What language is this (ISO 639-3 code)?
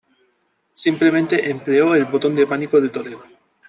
spa